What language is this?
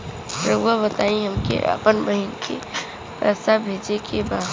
Bhojpuri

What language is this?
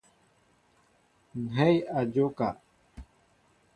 Mbo (Cameroon)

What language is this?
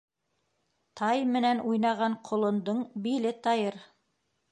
Bashkir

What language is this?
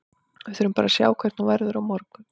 Icelandic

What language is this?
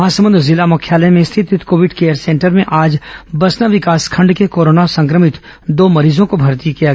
Hindi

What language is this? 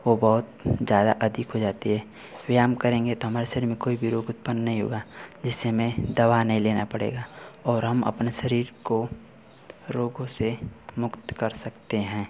Hindi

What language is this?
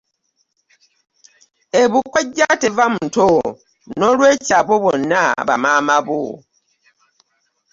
Ganda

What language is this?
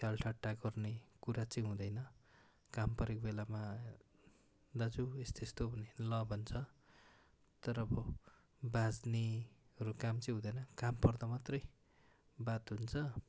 Nepali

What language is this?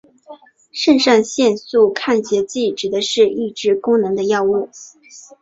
Chinese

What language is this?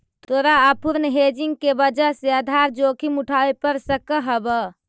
Magahi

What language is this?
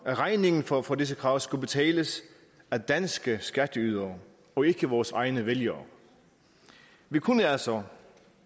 Danish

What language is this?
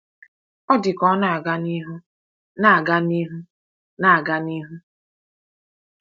Igbo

